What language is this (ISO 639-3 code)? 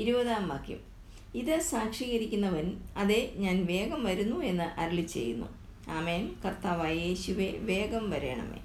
mal